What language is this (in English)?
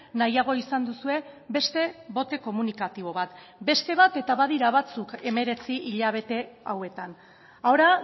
Basque